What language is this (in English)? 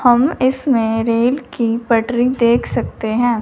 Hindi